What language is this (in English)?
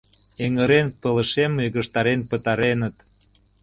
Mari